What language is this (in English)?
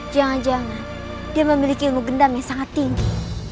Indonesian